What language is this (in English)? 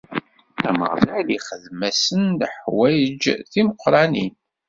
Kabyle